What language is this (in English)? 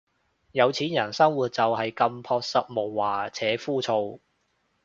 Cantonese